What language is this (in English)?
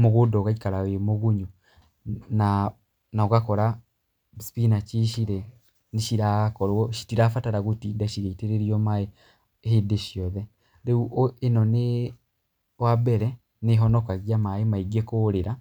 Kikuyu